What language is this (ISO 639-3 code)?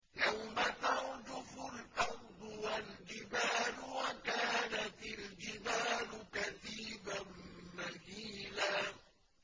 ara